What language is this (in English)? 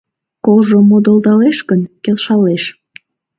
Mari